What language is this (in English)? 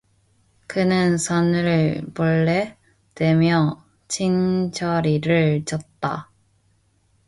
Korean